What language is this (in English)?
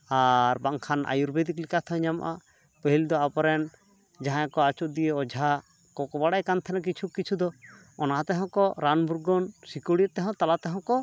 Santali